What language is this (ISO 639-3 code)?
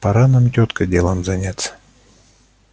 rus